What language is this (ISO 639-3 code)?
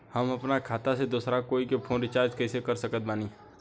bho